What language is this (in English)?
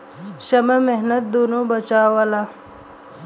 Bhojpuri